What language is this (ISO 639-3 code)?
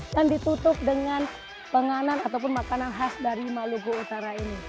ind